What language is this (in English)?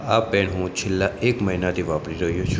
Gujarati